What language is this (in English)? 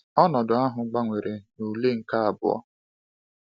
Igbo